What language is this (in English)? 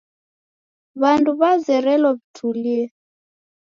Taita